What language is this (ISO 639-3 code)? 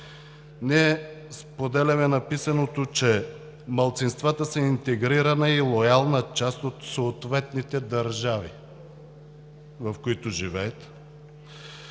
bul